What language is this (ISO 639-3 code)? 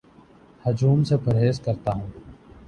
urd